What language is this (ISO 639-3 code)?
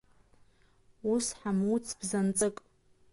abk